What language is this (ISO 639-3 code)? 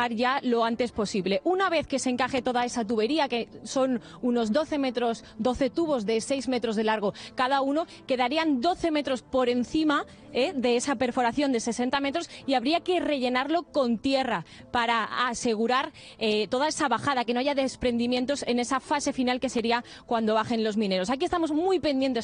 spa